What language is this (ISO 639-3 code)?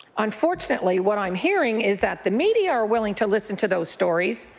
eng